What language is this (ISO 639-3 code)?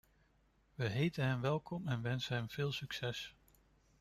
nld